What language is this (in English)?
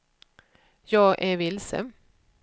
Swedish